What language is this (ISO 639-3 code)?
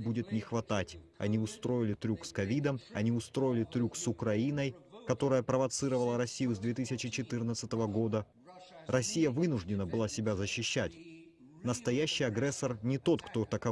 rus